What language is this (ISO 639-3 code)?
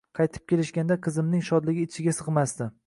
uzb